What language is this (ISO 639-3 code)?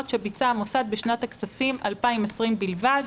heb